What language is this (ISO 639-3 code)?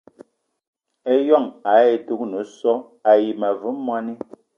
eto